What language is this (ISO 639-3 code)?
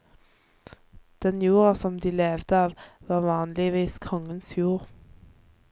nor